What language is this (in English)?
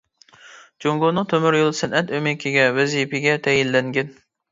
Uyghur